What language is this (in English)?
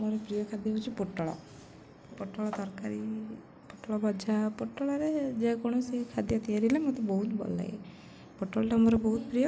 Odia